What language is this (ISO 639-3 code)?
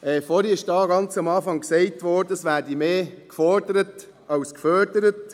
gsw